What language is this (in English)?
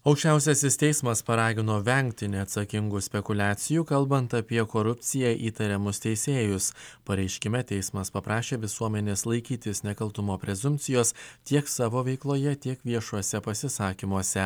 Lithuanian